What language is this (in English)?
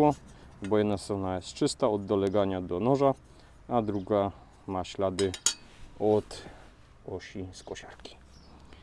Polish